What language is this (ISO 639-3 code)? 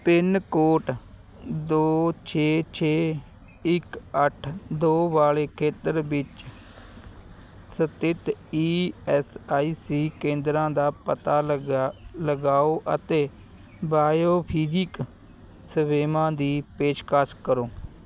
pan